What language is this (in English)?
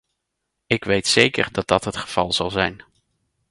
Dutch